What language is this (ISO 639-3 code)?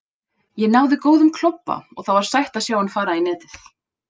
isl